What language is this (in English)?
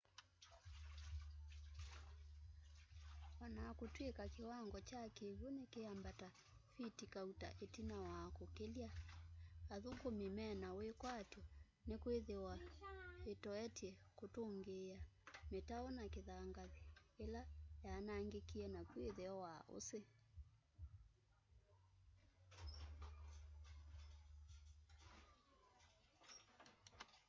Kamba